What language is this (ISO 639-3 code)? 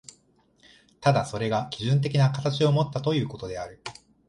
jpn